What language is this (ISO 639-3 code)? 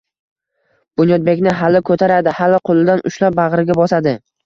uzb